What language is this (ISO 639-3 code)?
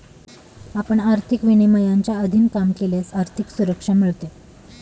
mar